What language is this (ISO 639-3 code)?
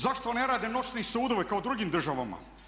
hrv